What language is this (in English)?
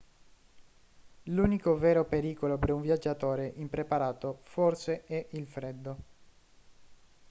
Italian